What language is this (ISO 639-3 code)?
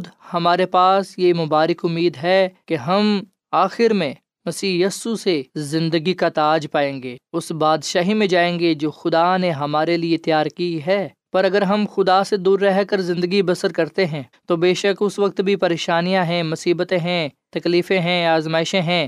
urd